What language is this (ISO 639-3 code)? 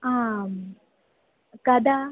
san